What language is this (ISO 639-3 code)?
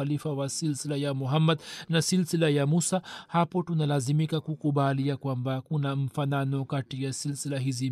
swa